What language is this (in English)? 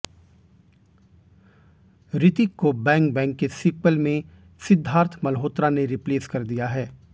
Hindi